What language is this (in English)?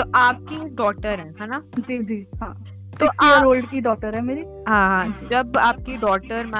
Hindi